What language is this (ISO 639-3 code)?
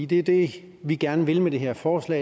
dan